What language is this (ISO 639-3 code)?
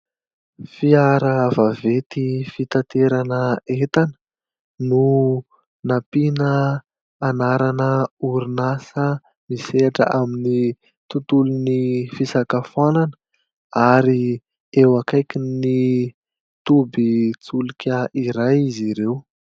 mlg